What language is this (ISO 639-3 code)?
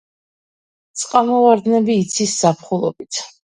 kat